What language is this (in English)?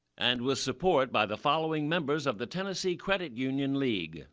English